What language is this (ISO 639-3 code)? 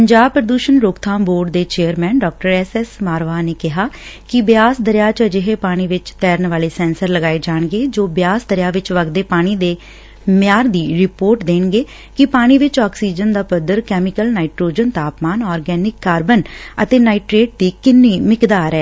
pan